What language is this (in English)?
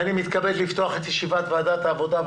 Hebrew